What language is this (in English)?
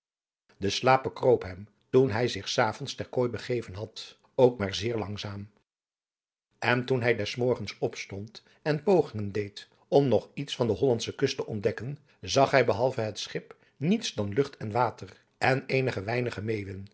Dutch